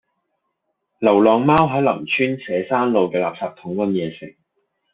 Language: Cantonese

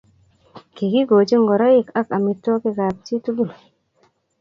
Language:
Kalenjin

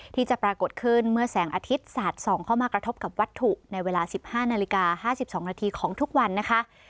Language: Thai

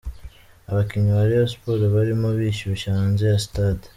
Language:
Kinyarwanda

